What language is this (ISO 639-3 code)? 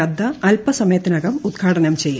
mal